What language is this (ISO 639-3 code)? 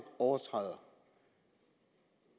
dan